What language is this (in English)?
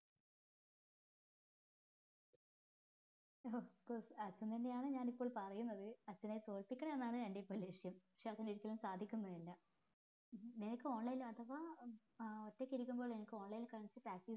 Malayalam